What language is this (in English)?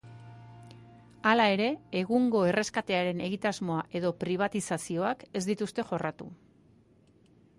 Basque